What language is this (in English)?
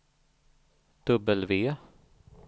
Swedish